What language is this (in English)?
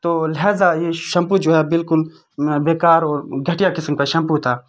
Urdu